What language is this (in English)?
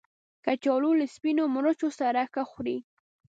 Pashto